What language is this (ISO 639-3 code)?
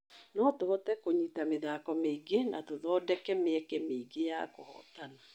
kik